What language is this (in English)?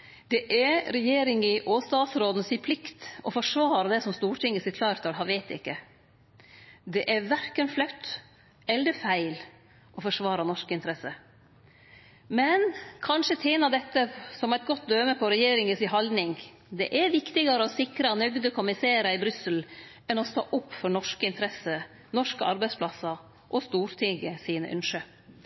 Norwegian Nynorsk